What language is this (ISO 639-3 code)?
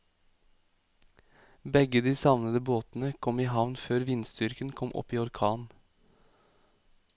nor